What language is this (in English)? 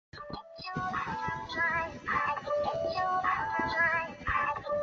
Chinese